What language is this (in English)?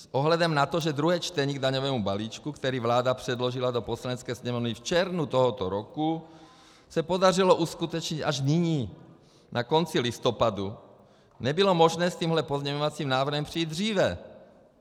Czech